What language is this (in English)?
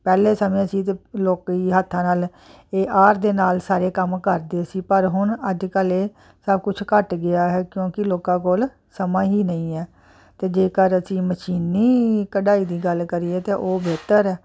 Punjabi